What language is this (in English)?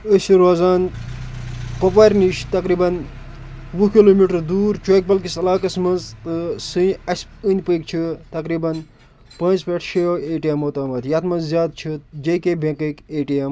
Kashmiri